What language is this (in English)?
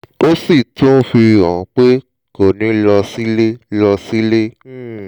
Yoruba